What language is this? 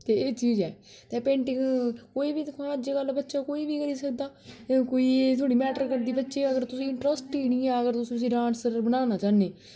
Dogri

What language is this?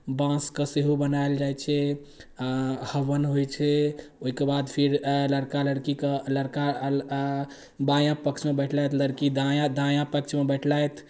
Maithili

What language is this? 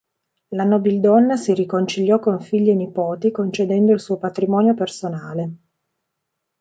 Italian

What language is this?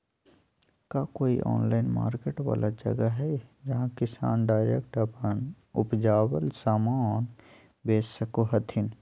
Magahi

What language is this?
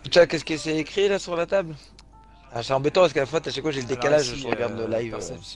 French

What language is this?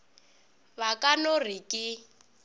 Northern Sotho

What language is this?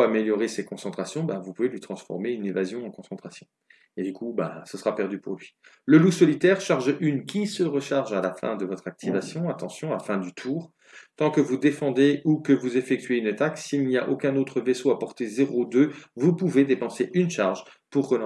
French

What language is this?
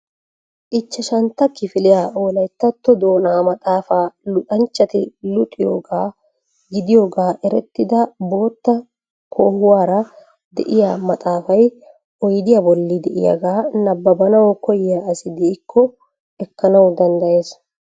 Wolaytta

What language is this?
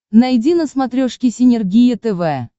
Russian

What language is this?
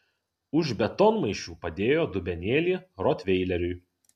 Lithuanian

